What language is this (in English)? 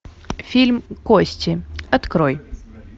Russian